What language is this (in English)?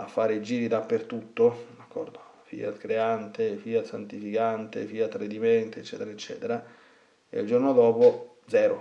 Italian